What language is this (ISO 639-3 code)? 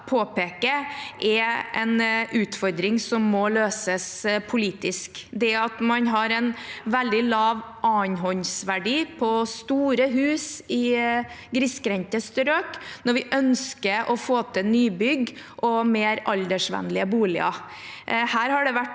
nor